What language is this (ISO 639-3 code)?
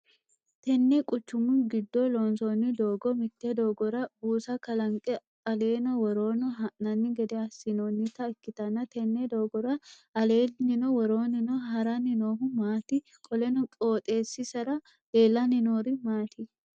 sid